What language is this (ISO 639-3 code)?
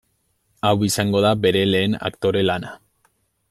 eus